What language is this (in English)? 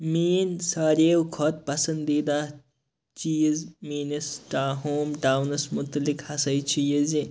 Kashmiri